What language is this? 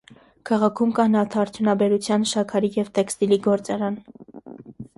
Armenian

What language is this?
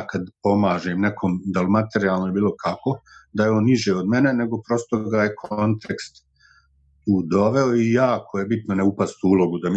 Croatian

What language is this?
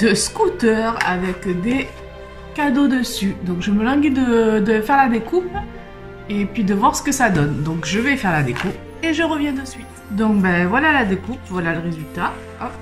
French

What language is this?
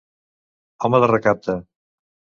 Catalan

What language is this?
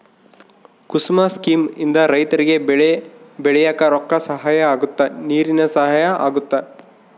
Kannada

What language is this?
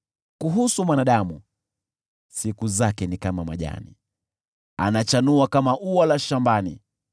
Swahili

